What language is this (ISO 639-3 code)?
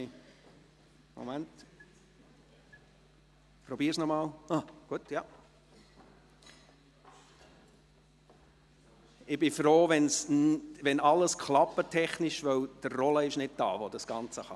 gsw